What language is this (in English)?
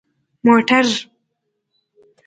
Pashto